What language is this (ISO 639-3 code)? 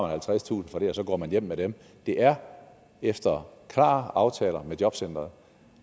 dan